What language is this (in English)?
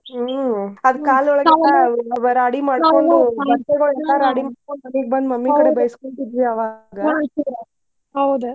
Kannada